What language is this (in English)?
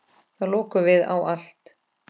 Icelandic